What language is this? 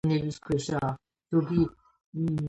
Georgian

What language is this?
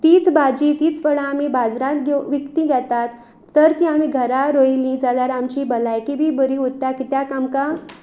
Konkani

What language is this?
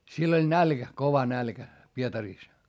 Finnish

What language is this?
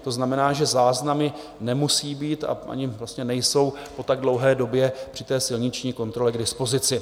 Czech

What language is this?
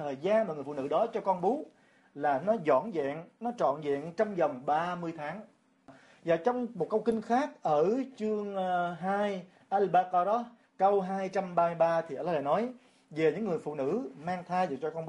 Vietnamese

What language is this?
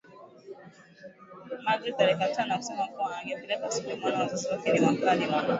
Swahili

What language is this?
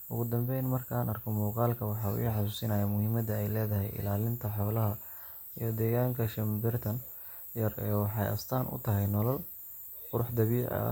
Somali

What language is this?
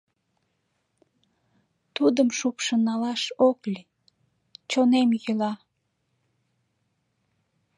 Mari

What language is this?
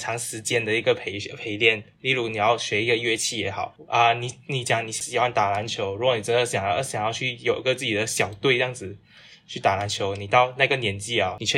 Chinese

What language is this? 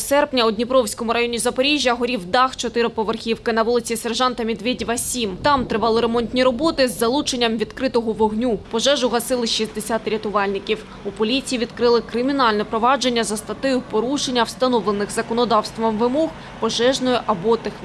Ukrainian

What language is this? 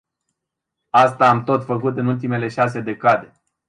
Romanian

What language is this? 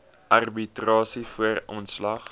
Afrikaans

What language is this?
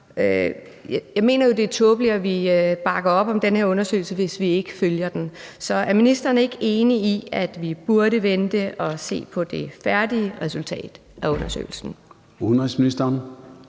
Danish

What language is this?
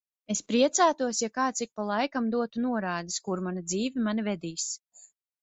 Latvian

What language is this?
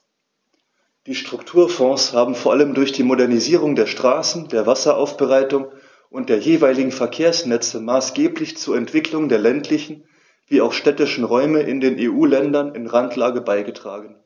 German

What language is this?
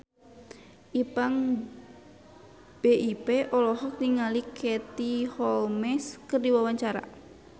Sundanese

